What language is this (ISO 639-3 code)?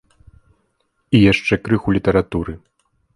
bel